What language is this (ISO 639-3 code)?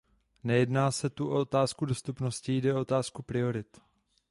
ces